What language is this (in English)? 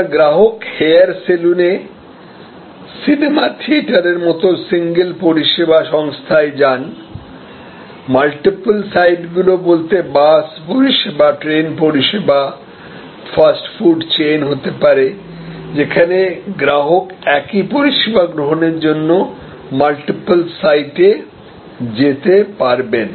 Bangla